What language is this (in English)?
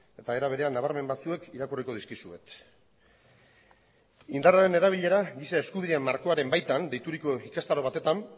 Basque